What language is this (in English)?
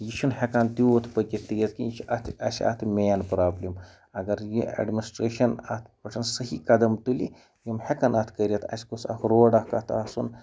Kashmiri